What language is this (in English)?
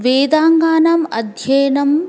Sanskrit